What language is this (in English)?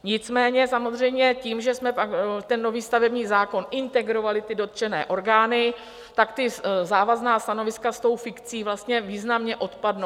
Czech